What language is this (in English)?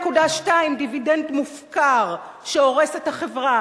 Hebrew